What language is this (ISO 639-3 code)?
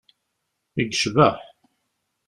kab